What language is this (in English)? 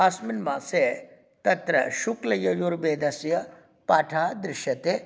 Sanskrit